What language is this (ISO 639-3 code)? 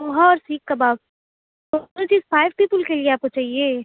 urd